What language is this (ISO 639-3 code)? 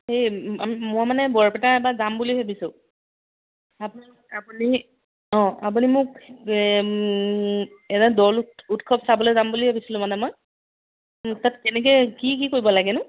asm